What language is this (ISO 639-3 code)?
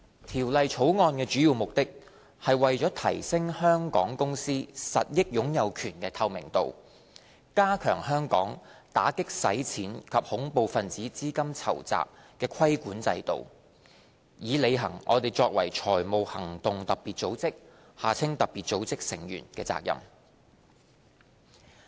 yue